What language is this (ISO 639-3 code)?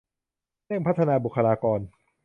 tha